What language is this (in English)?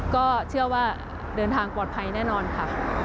Thai